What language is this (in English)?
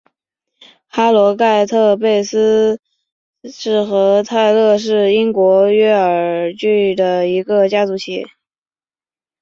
Chinese